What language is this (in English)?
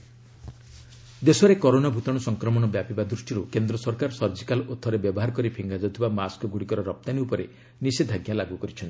Odia